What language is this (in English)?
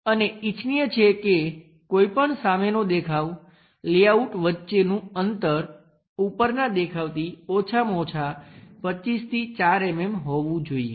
Gujarati